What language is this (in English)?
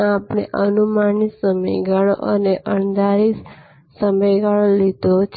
Gujarati